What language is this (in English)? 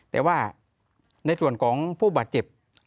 Thai